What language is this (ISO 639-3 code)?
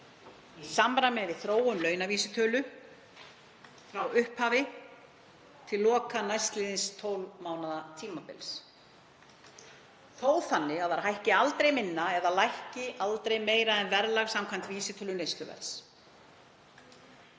isl